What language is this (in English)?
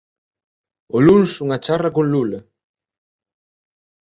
Galician